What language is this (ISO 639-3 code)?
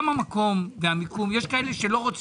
heb